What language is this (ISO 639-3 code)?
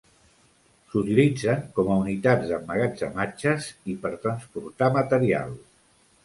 cat